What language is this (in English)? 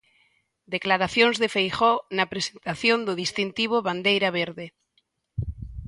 Galician